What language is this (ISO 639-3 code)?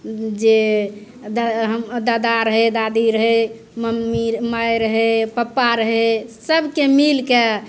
mai